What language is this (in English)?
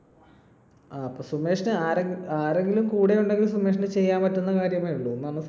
Malayalam